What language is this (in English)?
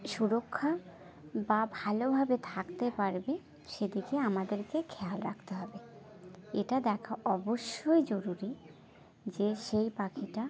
Bangla